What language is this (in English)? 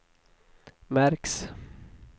Swedish